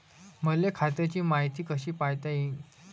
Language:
Marathi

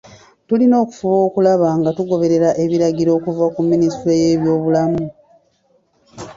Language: Ganda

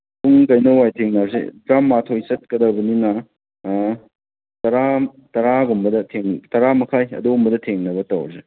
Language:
Manipuri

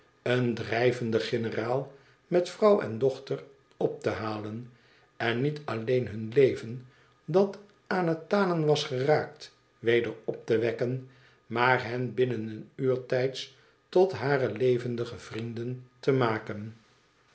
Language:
Dutch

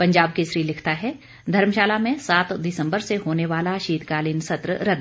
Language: Hindi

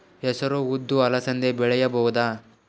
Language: Kannada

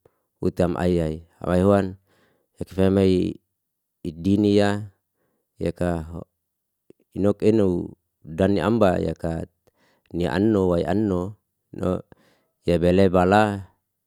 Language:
Liana-Seti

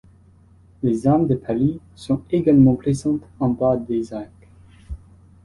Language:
French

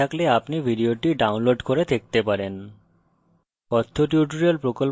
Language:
Bangla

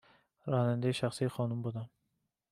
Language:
Persian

